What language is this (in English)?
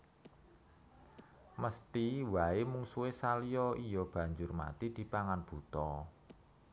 Javanese